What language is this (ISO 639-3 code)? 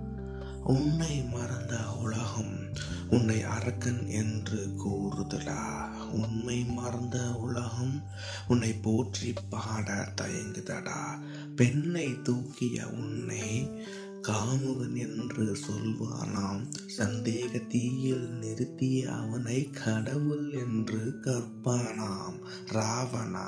tam